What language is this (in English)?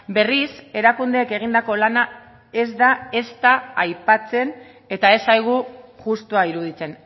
Basque